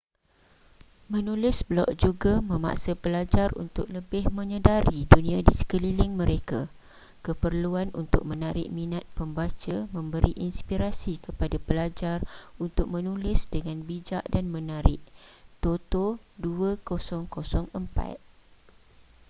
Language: Malay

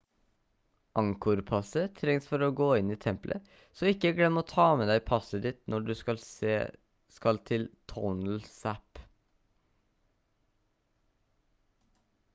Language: Norwegian Bokmål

